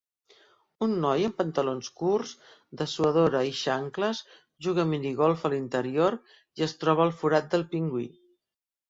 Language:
Catalan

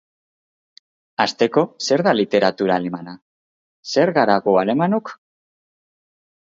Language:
Basque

